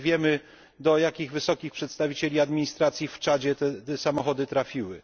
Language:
Polish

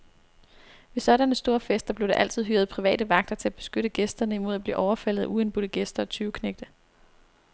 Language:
Danish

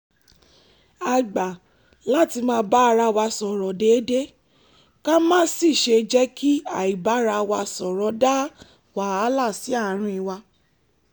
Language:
Yoruba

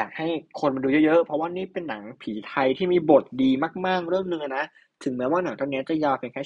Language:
Thai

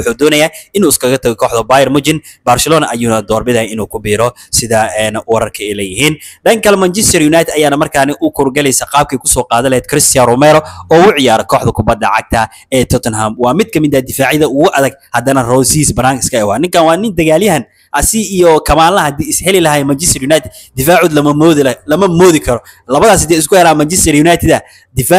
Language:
Arabic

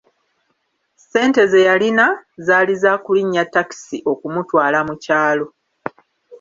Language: Ganda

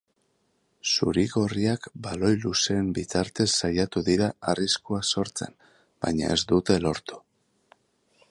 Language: Basque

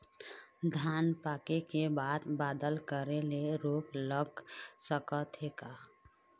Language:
Chhattisgarhi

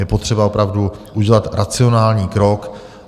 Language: Czech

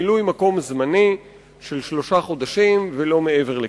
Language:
Hebrew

